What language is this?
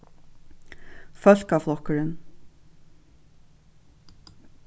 Faroese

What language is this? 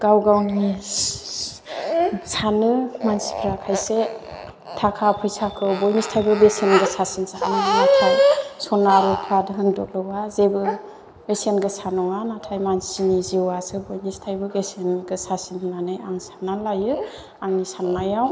Bodo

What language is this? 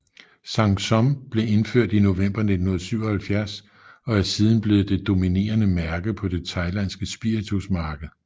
Danish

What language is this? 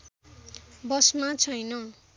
Nepali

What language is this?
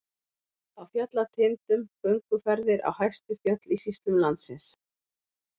Icelandic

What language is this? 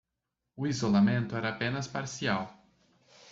Portuguese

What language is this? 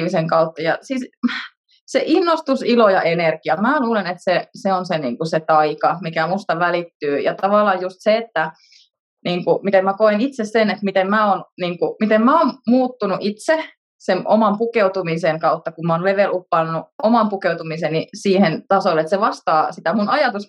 Finnish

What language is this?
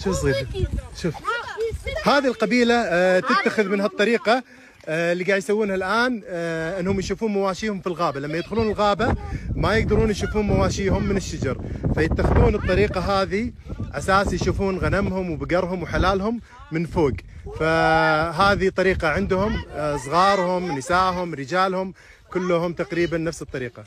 Arabic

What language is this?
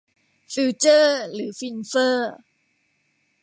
Thai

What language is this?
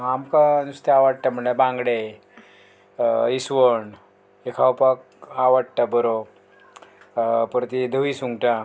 Konkani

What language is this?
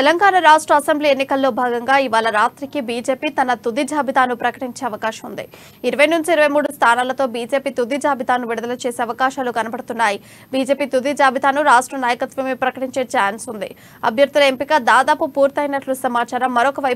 Korean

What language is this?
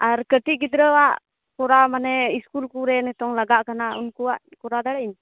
Santali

